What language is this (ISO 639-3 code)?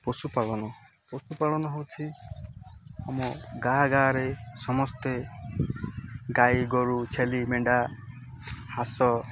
ori